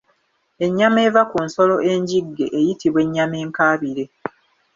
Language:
Ganda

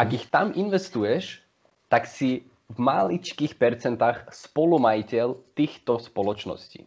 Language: Slovak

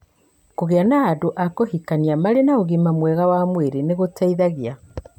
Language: Kikuyu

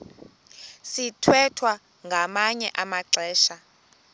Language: Xhosa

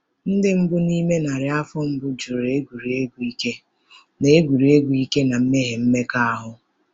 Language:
Igbo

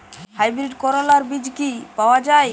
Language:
Bangla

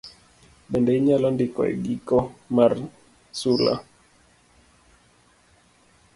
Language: Luo (Kenya and Tanzania)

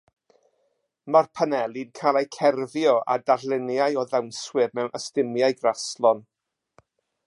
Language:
Welsh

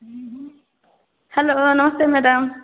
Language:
Maithili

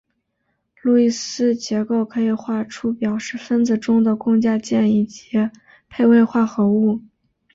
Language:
Chinese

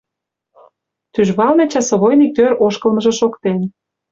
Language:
Mari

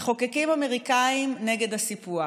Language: Hebrew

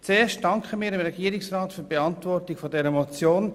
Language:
Swiss German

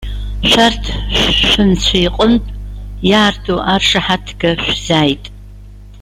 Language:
Abkhazian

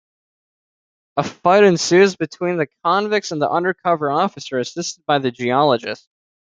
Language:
English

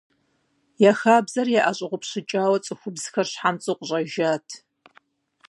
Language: Kabardian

